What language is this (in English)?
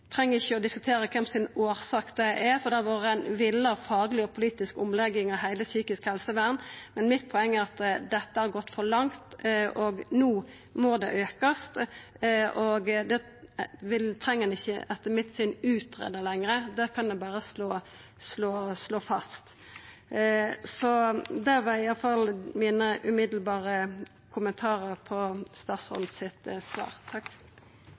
Norwegian Nynorsk